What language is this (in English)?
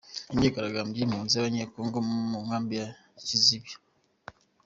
Kinyarwanda